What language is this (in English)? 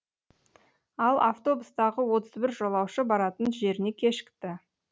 Kazakh